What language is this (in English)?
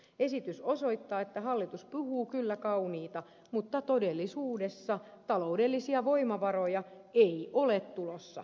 Finnish